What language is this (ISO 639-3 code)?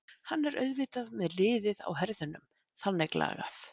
isl